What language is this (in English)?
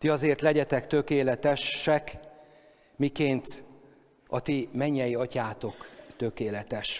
Hungarian